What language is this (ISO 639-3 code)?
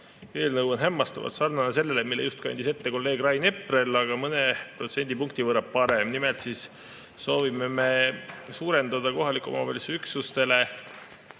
est